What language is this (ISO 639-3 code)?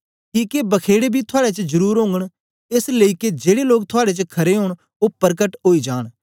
doi